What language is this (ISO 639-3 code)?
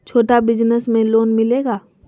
mag